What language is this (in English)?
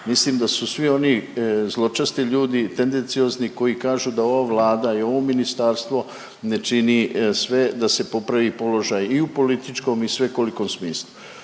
Croatian